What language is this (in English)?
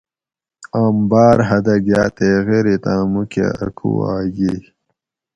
Gawri